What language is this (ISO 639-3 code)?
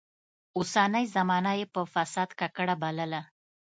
pus